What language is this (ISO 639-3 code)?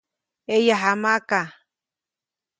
zoc